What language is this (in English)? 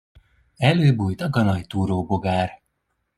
Hungarian